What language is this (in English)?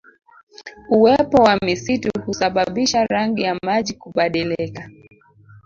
Swahili